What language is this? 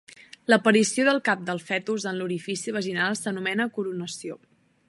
Catalan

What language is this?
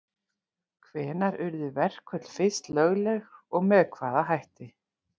Icelandic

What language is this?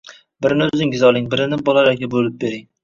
Uzbek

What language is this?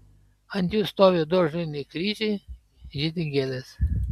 Lithuanian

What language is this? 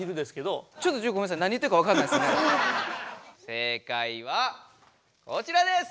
Japanese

